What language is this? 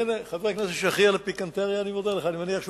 Hebrew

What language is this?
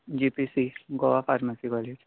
Konkani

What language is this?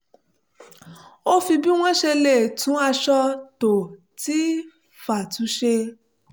Yoruba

